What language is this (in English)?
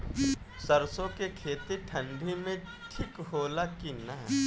Bhojpuri